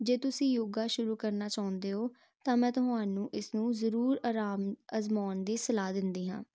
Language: Punjabi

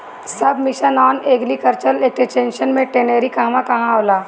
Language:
Bhojpuri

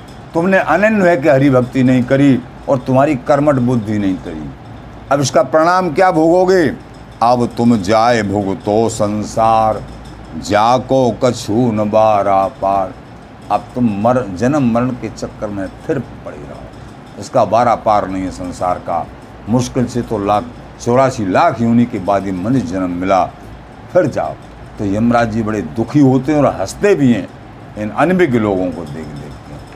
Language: Hindi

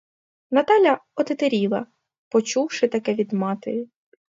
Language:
Ukrainian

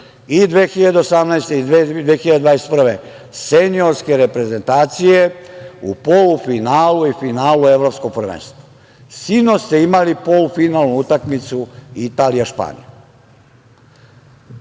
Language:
Serbian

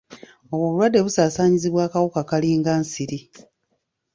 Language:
Ganda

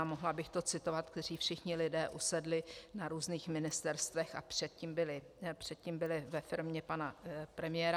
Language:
Czech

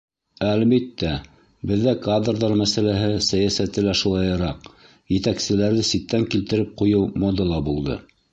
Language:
Bashkir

